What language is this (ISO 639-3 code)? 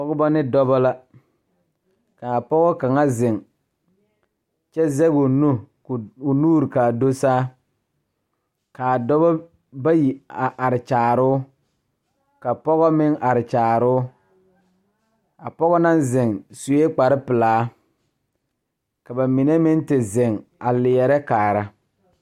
dga